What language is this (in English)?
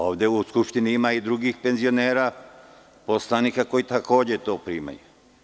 Serbian